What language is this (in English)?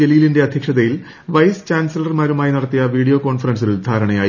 Malayalam